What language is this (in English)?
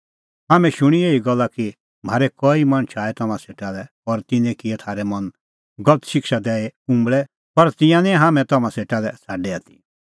Kullu Pahari